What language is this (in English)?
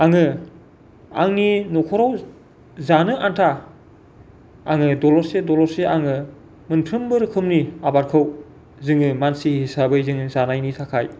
Bodo